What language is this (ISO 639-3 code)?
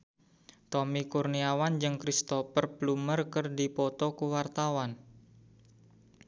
sun